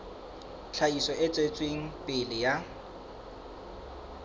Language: Southern Sotho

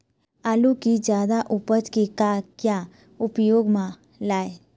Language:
Chhattisgarhi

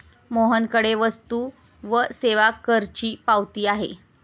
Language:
Marathi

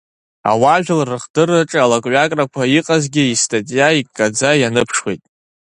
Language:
Abkhazian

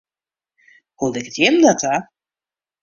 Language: Western Frisian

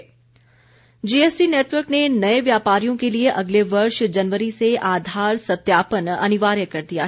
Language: Hindi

